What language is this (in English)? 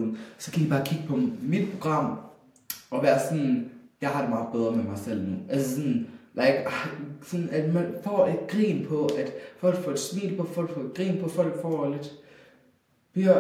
Danish